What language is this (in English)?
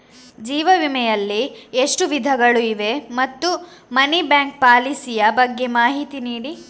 Kannada